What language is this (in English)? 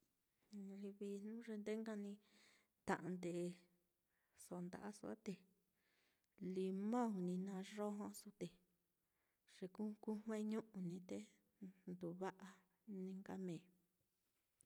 Mitlatongo Mixtec